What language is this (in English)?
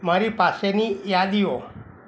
Gujarati